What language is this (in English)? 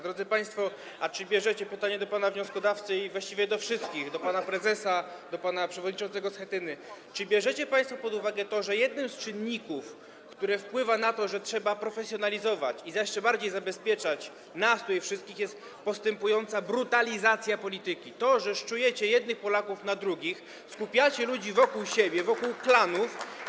Polish